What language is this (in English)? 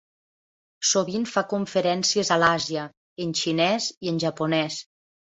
Catalan